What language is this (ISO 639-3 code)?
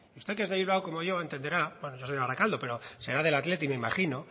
spa